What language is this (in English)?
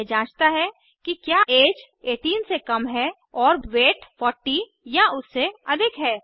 Hindi